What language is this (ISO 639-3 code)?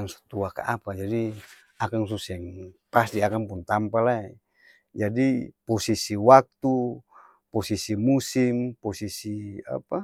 abs